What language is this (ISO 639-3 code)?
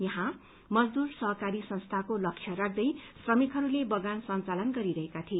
nep